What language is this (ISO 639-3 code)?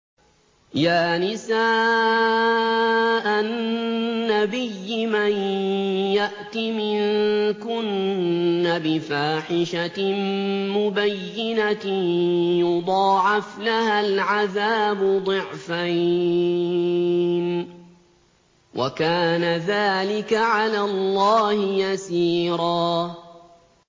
ara